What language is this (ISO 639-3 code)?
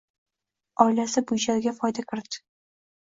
uzb